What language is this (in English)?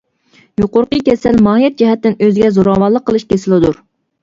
Uyghur